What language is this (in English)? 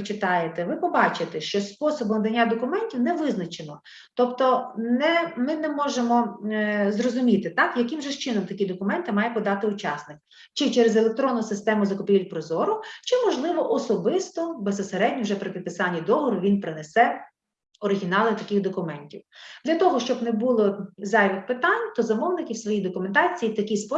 Ukrainian